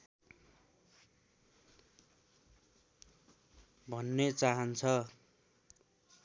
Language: Nepali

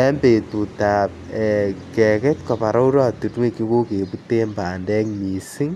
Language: Kalenjin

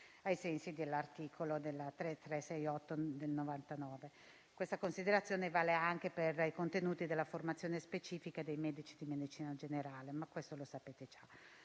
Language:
Italian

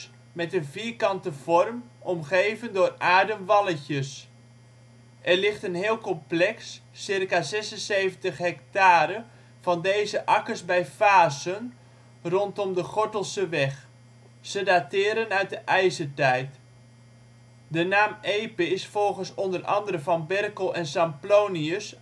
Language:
Dutch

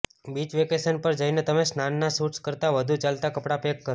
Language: Gujarati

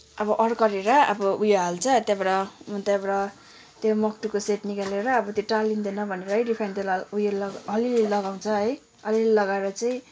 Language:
Nepali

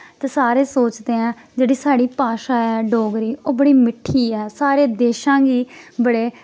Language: Dogri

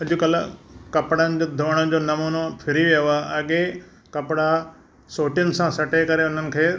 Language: Sindhi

